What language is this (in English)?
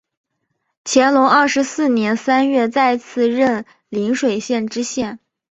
Chinese